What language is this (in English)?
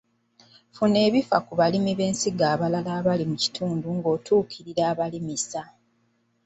Ganda